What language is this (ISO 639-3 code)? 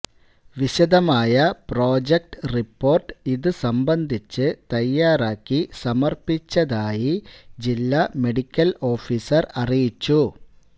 mal